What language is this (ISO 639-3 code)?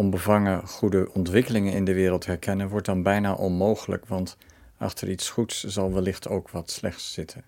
nld